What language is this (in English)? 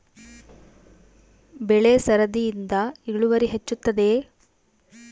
Kannada